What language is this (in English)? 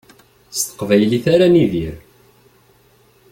Kabyle